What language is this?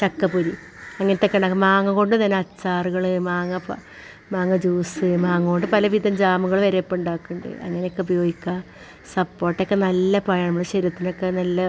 Malayalam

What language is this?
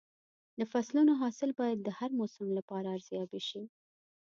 Pashto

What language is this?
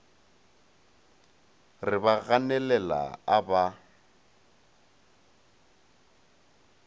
Northern Sotho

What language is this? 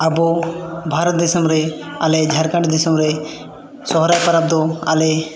Santali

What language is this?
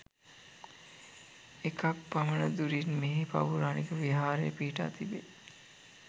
Sinhala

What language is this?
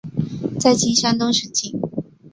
Chinese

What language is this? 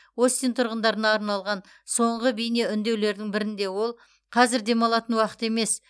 Kazakh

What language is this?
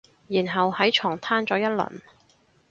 Cantonese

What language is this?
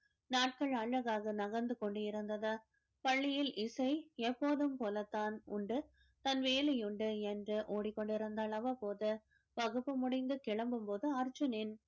Tamil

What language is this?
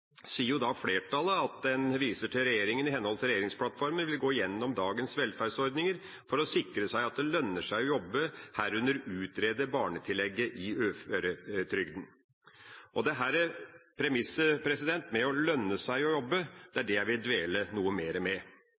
Norwegian Bokmål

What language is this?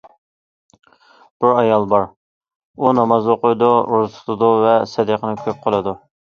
Uyghur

